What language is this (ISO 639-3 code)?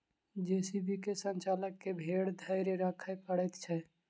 mai